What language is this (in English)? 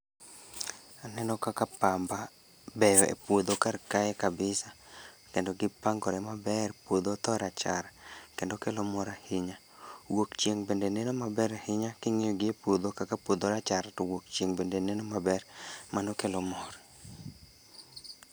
Luo (Kenya and Tanzania)